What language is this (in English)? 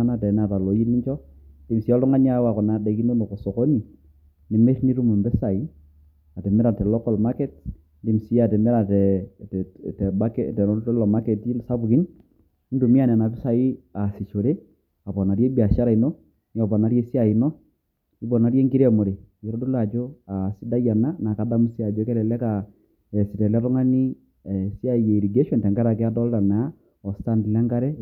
Masai